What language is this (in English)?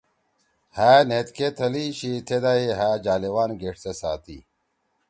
Torwali